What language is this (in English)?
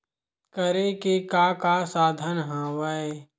Chhattisgarhi